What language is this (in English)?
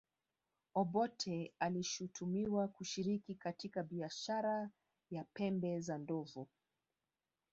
Swahili